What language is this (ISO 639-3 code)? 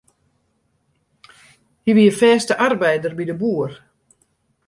fry